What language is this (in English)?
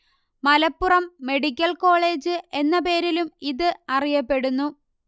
Malayalam